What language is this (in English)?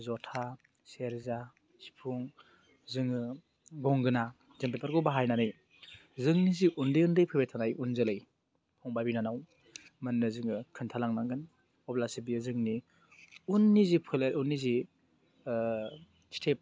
Bodo